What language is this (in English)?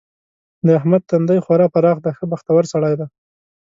Pashto